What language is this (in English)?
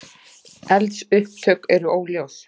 Icelandic